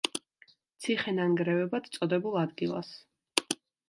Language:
Georgian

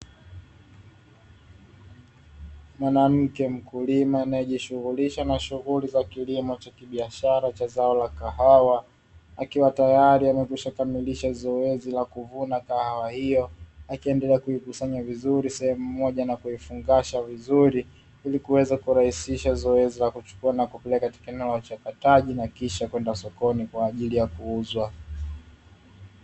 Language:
Swahili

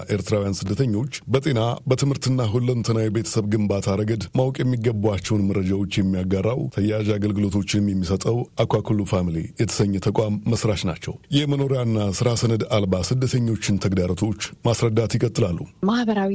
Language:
Amharic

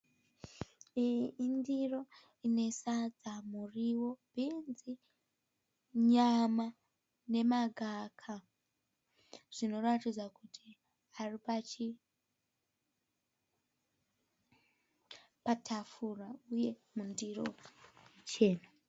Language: Shona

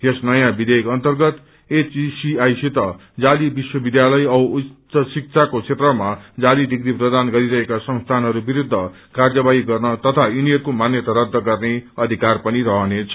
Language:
Nepali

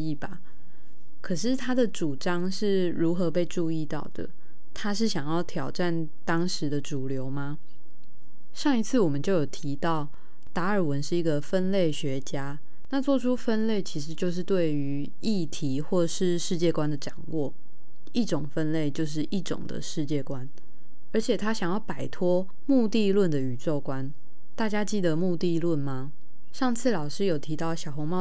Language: Chinese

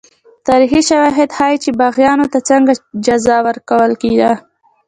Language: Pashto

